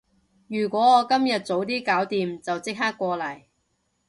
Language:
Cantonese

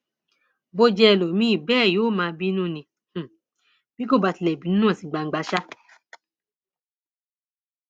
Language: Yoruba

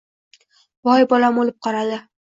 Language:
Uzbek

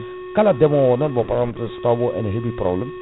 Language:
Fula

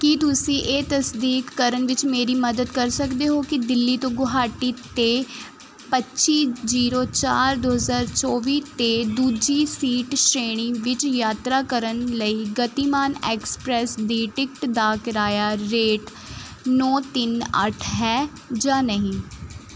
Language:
Punjabi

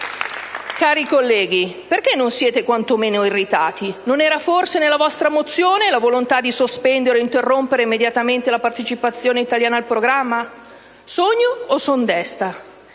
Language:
Italian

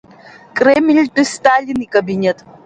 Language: Abkhazian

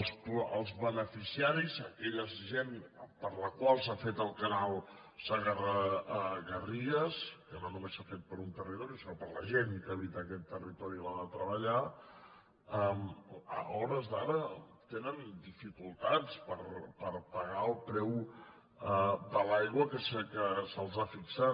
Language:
Catalan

